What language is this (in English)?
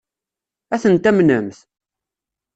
Kabyle